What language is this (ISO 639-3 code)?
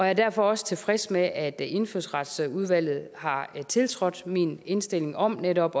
dan